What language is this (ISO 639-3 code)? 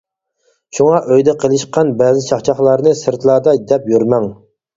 uig